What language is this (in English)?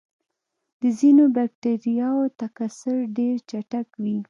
Pashto